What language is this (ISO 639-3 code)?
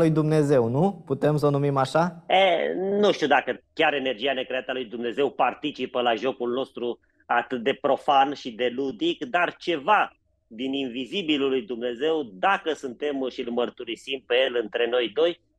ron